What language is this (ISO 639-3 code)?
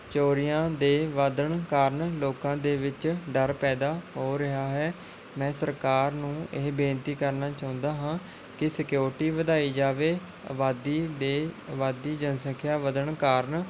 pan